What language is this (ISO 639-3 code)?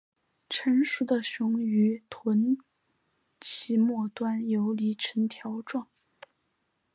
zho